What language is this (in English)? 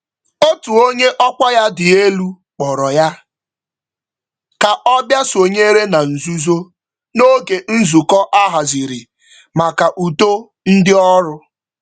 Igbo